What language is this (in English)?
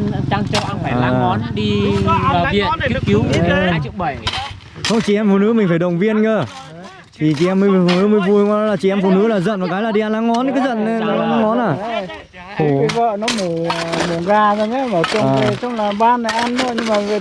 Vietnamese